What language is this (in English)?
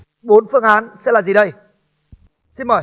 Vietnamese